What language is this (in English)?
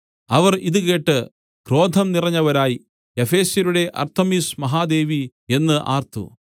Malayalam